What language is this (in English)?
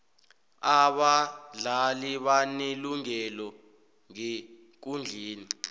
South Ndebele